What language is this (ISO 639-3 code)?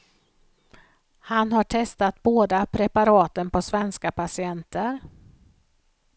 swe